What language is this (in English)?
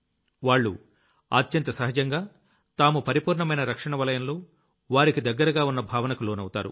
Telugu